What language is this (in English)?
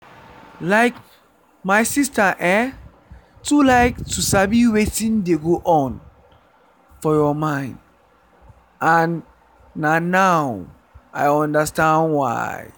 Nigerian Pidgin